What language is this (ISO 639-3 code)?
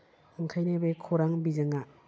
brx